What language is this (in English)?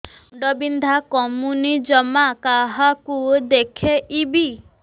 Odia